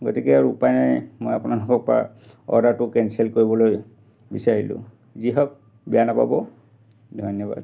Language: Assamese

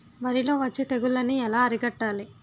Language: Telugu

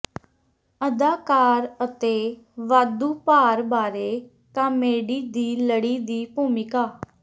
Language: Punjabi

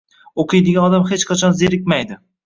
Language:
Uzbek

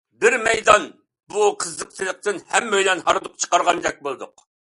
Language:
Uyghur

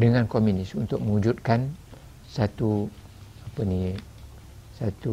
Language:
Malay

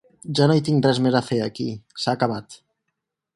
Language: Catalan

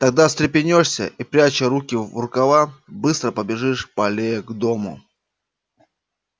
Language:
Russian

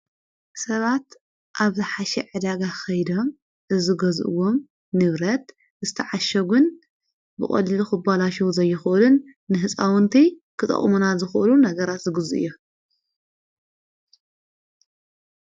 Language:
Tigrinya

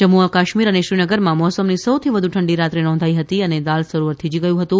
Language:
Gujarati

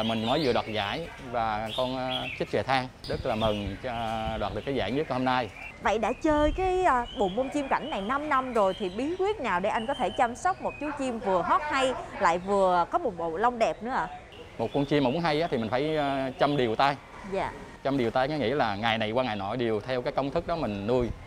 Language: Vietnamese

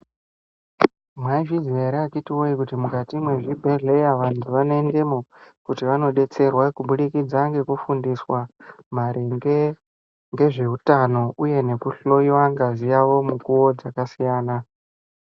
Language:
Ndau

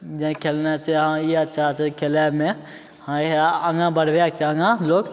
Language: Maithili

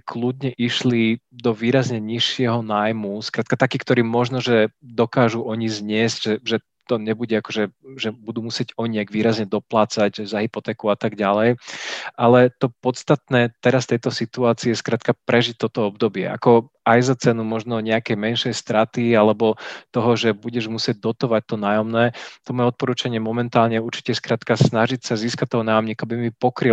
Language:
Slovak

